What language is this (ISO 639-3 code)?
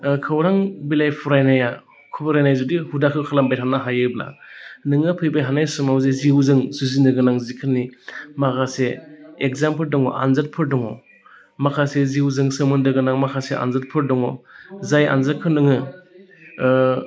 brx